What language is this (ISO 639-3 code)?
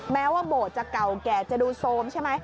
tha